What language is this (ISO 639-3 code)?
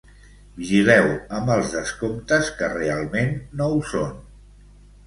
cat